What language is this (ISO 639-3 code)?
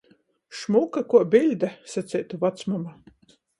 ltg